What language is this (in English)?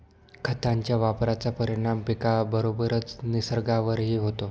Marathi